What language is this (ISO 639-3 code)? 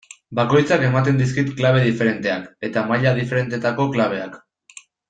eus